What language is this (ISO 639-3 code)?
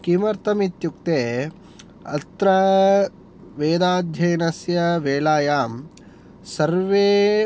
san